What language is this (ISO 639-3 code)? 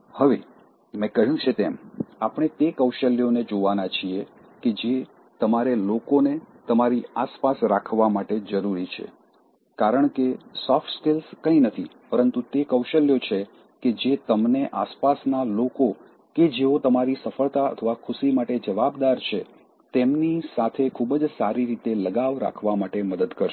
guj